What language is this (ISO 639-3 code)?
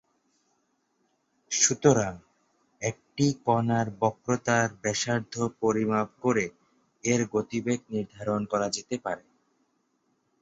ben